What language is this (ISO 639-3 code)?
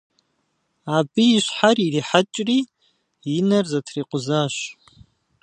kbd